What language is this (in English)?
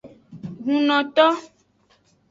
Aja (Benin)